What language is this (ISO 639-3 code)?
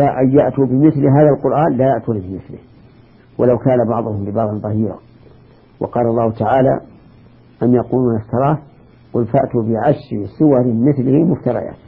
ara